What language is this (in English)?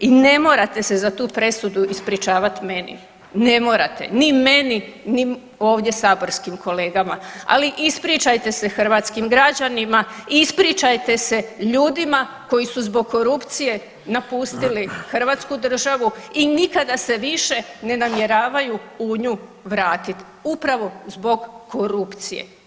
Croatian